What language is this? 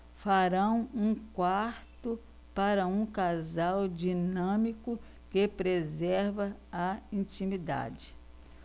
Portuguese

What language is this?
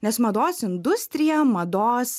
Lithuanian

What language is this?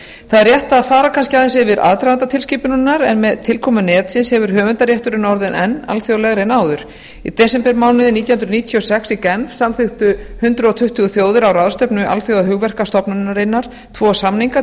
Icelandic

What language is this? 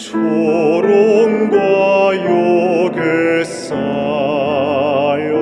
Korean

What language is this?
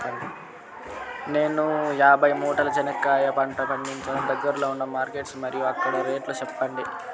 Telugu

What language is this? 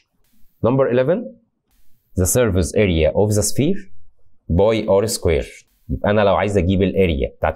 Arabic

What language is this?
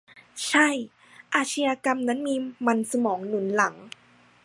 Thai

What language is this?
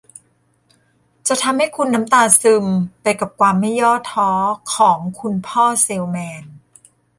Thai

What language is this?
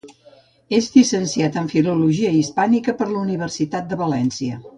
Catalan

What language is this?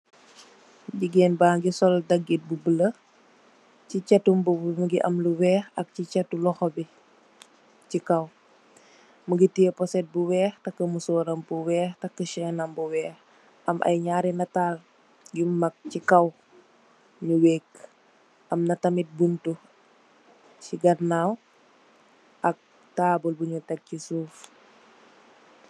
Wolof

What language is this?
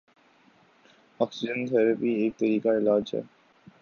Urdu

